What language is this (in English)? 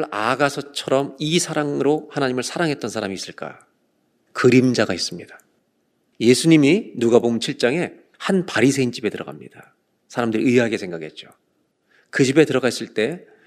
Korean